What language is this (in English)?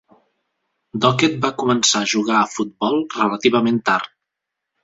Catalan